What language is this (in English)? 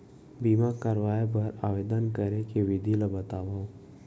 Chhattisgarhi